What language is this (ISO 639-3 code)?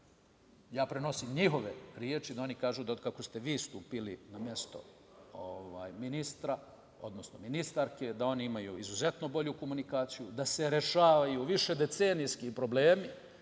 srp